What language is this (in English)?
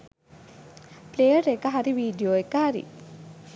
Sinhala